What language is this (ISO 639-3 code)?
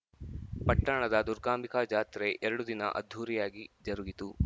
kan